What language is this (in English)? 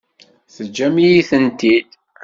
Kabyle